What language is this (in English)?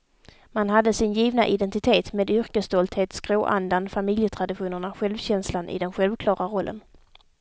Swedish